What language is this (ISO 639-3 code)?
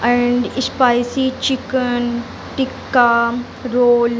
urd